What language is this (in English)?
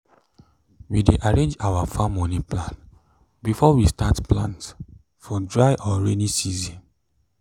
Nigerian Pidgin